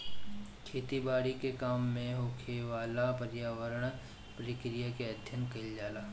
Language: Bhojpuri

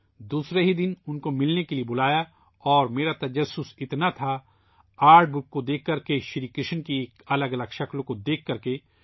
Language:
Urdu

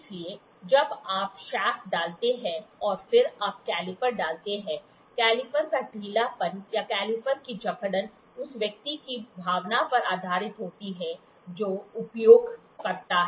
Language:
Hindi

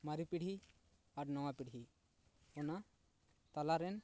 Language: Santali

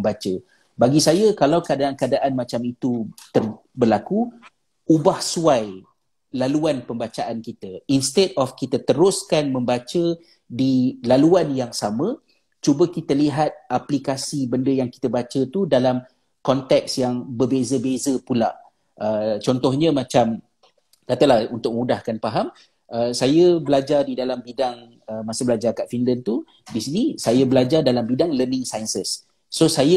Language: Malay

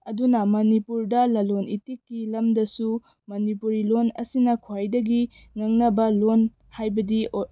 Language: Manipuri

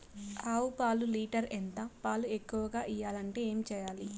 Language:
Telugu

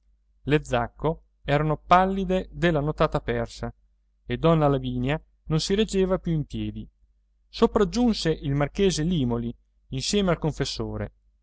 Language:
Italian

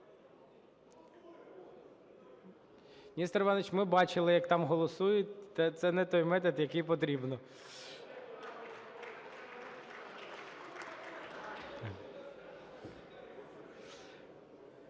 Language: Ukrainian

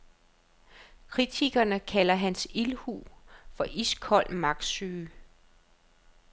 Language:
Danish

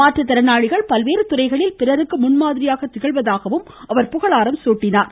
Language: Tamil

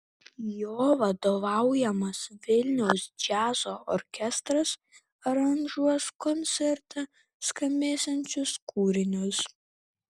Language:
Lithuanian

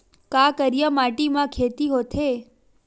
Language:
Chhattisgarhi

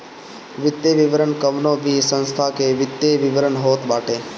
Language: Bhojpuri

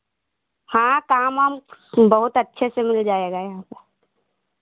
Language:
Hindi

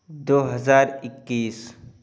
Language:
Urdu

